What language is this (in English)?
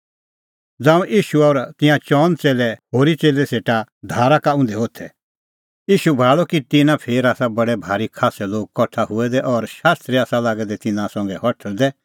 Kullu Pahari